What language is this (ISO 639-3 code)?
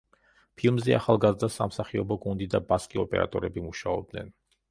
kat